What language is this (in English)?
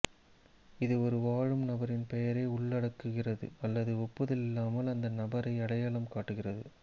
Tamil